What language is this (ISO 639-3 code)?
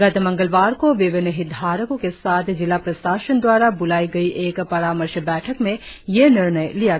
hin